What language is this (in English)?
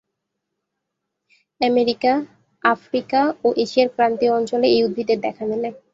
Bangla